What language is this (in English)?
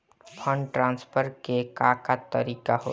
Bhojpuri